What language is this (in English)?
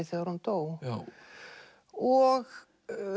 Icelandic